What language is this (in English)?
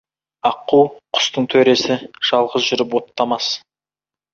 Kazakh